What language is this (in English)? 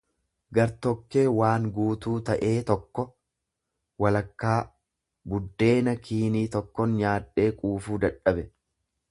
Oromo